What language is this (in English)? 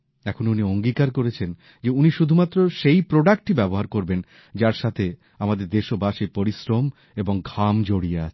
Bangla